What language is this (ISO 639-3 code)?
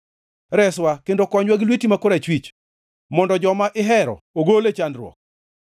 luo